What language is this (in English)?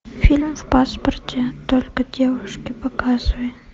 Russian